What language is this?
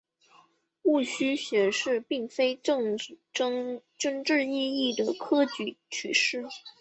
Chinese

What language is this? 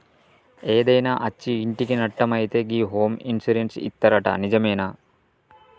Telugu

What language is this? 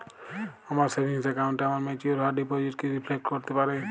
Bangla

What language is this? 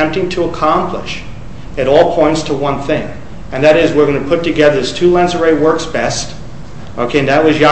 English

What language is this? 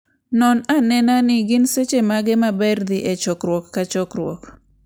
Luo (Kenya and Tanzania)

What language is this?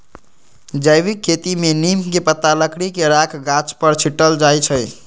Magahi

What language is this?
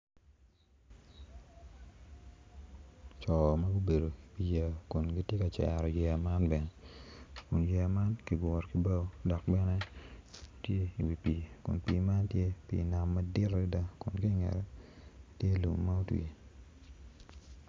Acoli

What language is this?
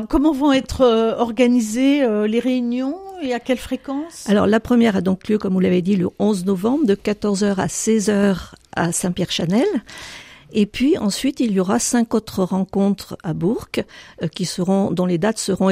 French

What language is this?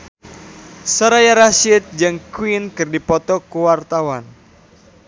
Sundanese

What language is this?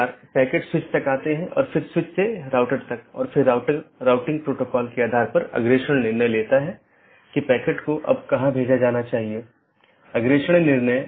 Hindi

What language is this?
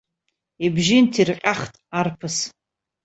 Abkhazian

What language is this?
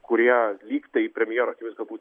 Lithuanian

